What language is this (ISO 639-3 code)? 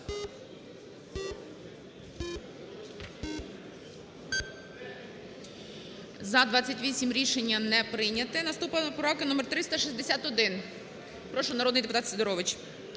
ukr